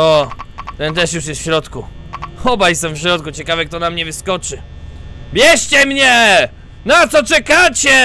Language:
Polish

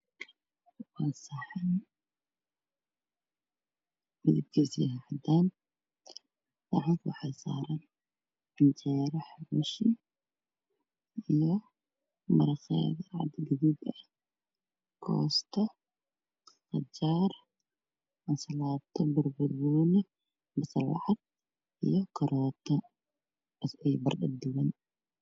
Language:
Somali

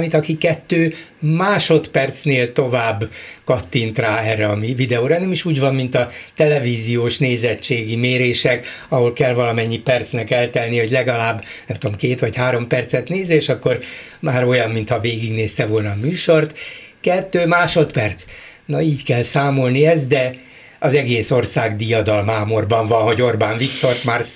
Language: Hungarian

